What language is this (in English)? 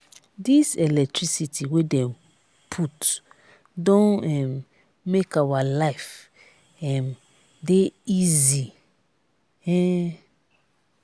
Nigerian Pidgin